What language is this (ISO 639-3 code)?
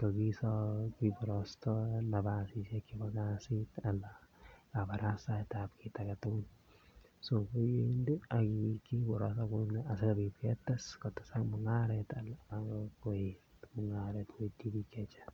kln